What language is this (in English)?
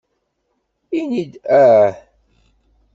Kabyle